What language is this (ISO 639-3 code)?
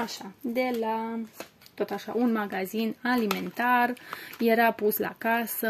ron